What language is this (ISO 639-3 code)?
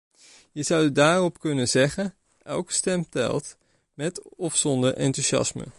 nld